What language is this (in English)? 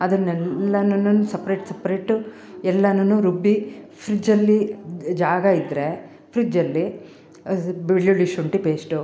Kannada